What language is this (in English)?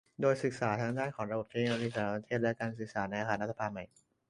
Thai